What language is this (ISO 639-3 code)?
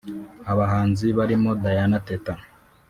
kin